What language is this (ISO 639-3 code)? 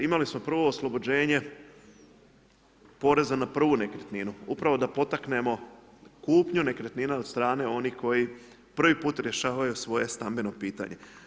hrv